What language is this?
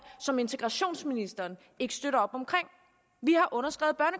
Danish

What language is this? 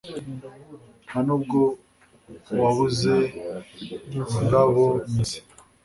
Kinyarwanda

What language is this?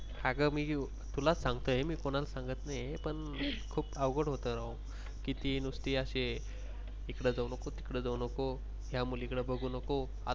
Marathi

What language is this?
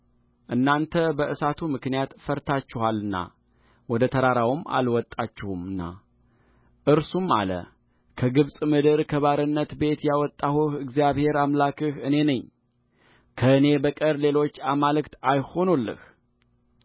Amharic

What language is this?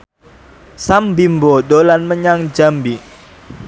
Javanese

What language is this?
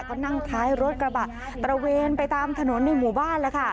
Thai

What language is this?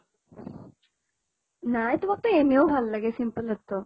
Assamese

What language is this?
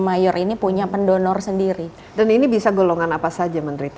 Indonesian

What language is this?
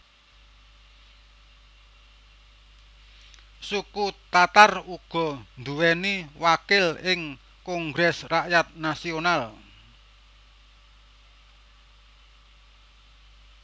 Javanese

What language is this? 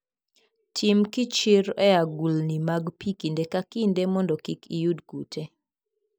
Luo (Kenya and Tanzania)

